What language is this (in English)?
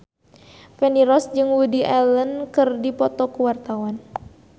Sundanese